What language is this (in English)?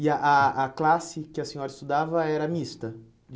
Portuguese